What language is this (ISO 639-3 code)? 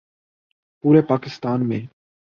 urd